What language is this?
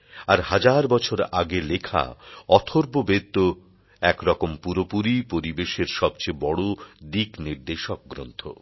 Bangla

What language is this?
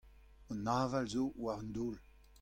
Breton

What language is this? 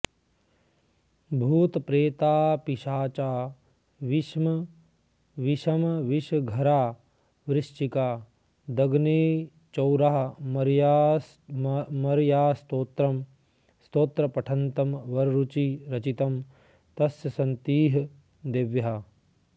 Sanskrit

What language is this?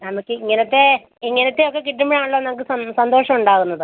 Malayalam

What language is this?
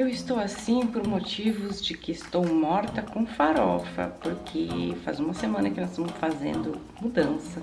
Portuguese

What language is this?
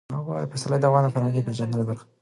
Pashto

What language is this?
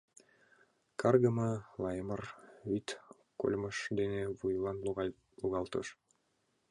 Mari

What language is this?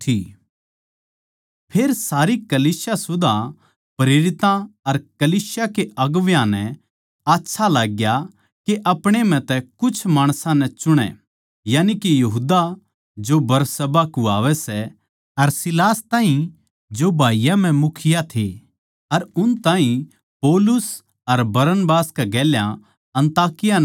Haryanvi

